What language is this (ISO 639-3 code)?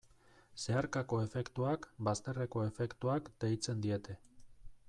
eus